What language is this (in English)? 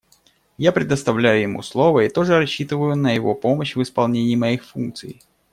Russian